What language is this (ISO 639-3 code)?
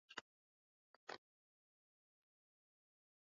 swa